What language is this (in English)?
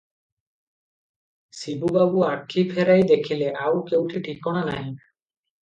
Odia